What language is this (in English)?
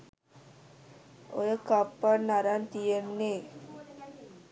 Sinhala